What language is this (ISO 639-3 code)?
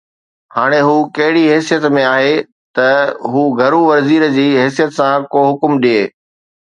snd